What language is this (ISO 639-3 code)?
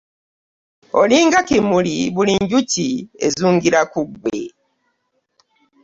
lug